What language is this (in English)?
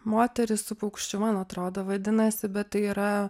Lithuanian